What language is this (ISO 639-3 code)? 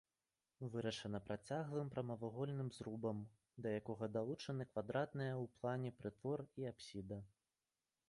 bel